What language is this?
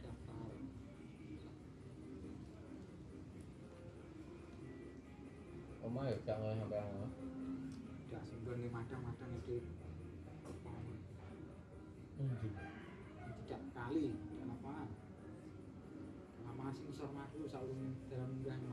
Indonesian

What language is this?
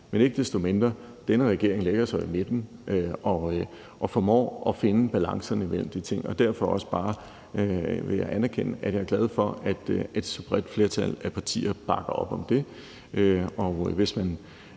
Danish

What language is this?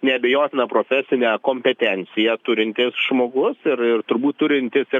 Lithuanian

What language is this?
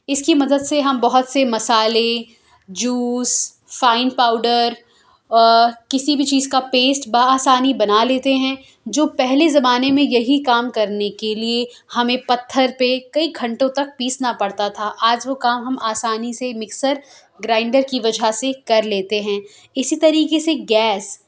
Urdu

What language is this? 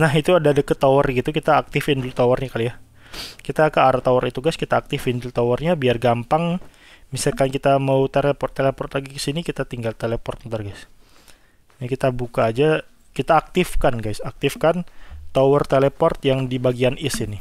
Indonesian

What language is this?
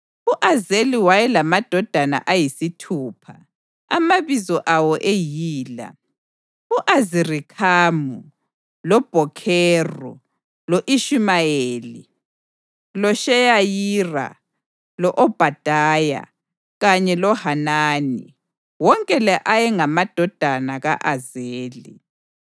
North Ndebele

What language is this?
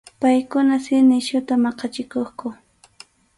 Arequipa-La Unión Quechua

